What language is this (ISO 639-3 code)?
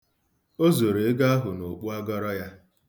ibo